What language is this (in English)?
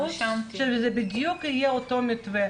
Hebrew